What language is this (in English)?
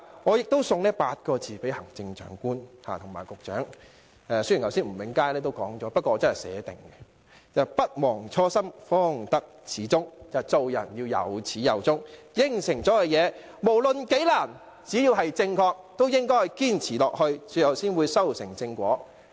Cantonese